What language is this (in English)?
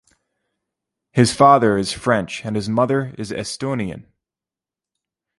English